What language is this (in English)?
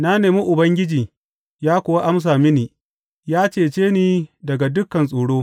Hausa